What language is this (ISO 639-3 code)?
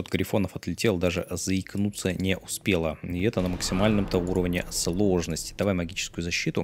rus